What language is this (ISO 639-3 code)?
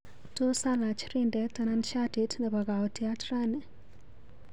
kln